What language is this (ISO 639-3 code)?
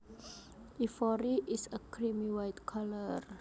jav